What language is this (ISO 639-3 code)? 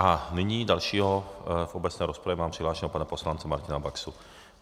ces